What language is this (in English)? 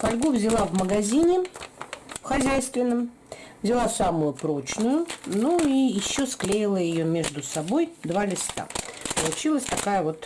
Russian